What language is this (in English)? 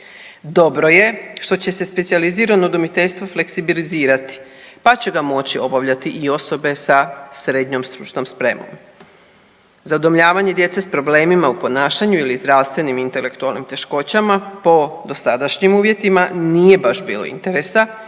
Croatian